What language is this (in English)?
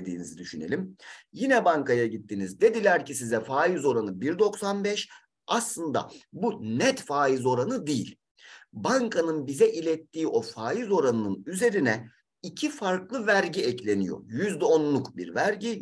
Turkish